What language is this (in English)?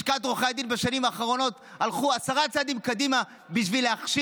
Hebrew